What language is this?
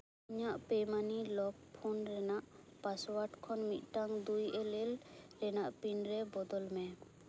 Santali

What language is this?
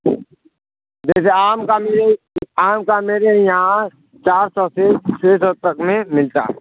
Urdu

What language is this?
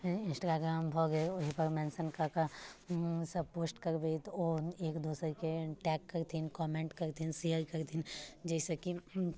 Maithili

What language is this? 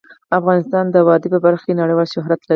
Pashto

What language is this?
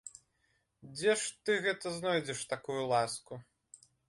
Belarusian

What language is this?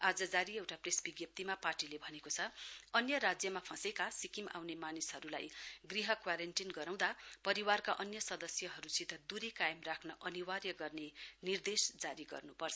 Nepali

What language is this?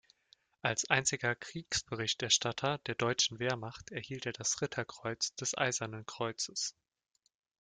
German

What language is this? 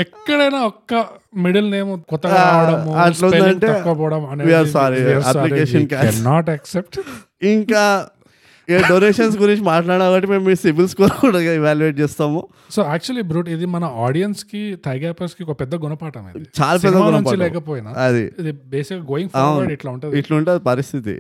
Telugu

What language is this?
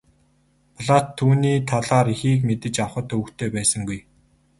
Mongolian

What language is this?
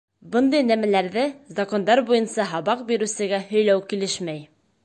Bashkir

